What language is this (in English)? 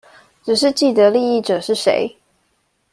Chinese